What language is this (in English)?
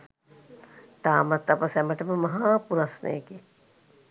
Sinhala